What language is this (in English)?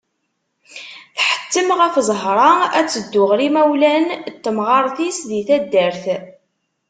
Kabyle